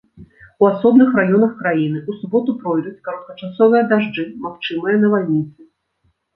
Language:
Belarusian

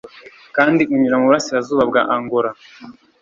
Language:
Kinyarwanda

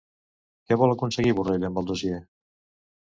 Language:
Catalan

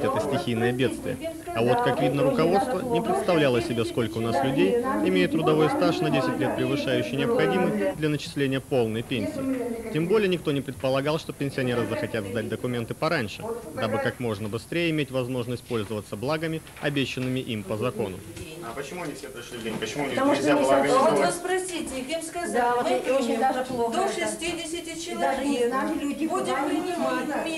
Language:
Russian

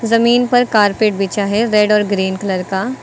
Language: Hindi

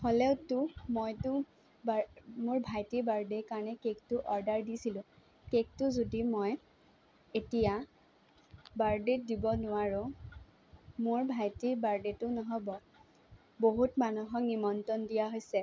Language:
Assamese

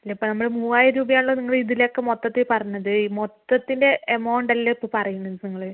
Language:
Malayalam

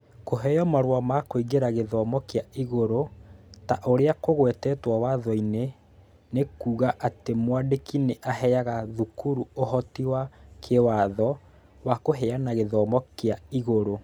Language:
Kikuyu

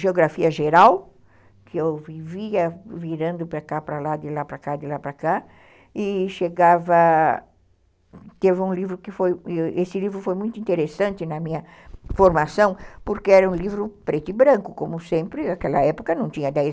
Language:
Portuguese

